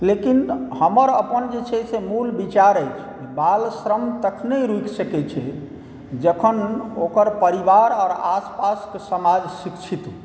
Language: Maithili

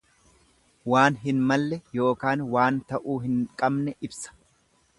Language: Oromo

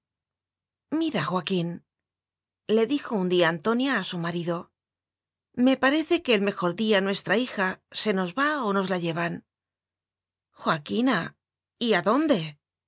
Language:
Spanish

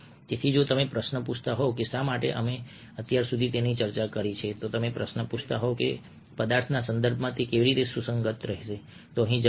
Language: Gujarati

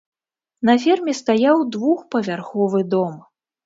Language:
Belarusian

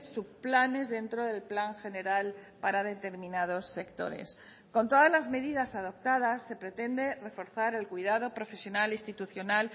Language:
Spanish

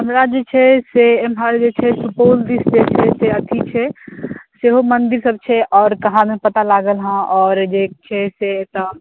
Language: Maithili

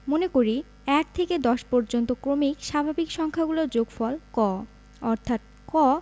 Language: Bangla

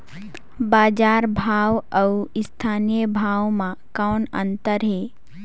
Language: Chhattisgarhi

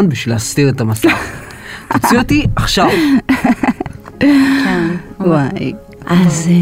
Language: Hebrew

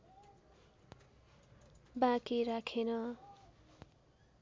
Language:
Nepali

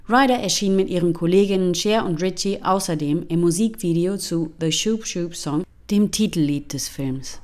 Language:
German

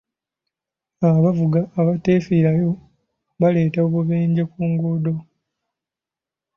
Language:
Ganda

